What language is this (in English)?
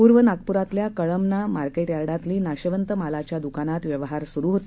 Marathi